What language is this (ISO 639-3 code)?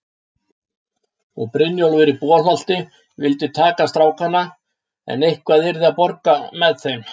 isl